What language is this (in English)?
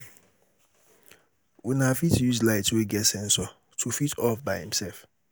Nigerian Pidgin